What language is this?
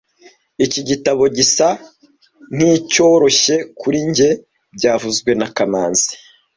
Kinyarwanda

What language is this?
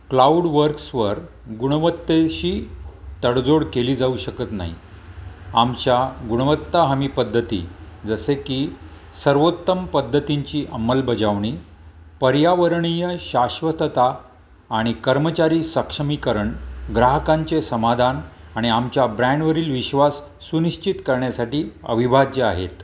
Marathi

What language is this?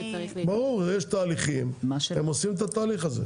Hebrew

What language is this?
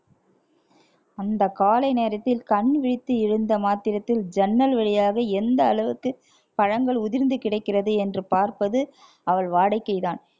Tamil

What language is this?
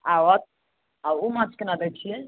Maithili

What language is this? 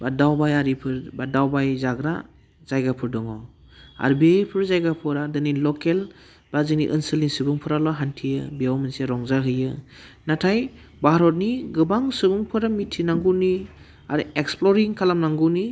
Bodo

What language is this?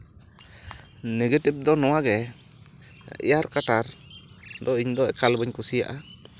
Santali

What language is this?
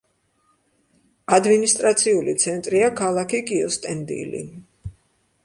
Georgian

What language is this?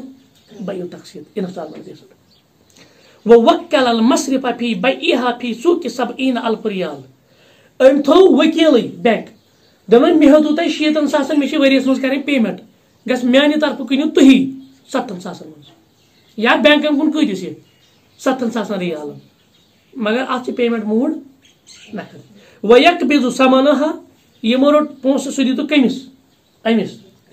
Turkish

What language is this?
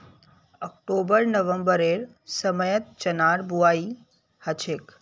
Magahi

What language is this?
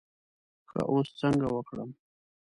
Pashto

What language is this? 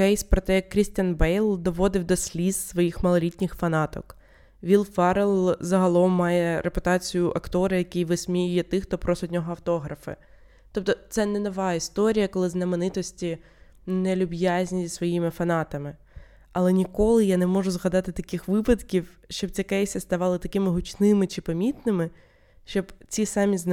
Ukrainian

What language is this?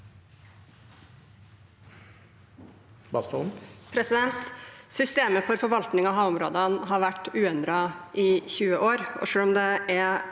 Norwegian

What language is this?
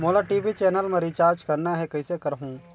Chhattisgarhi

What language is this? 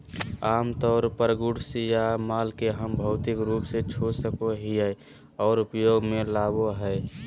Magahi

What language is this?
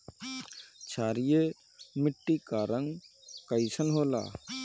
Bhojpuri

